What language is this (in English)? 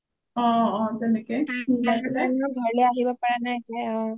Assamese